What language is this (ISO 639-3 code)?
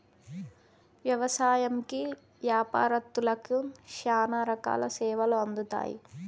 tel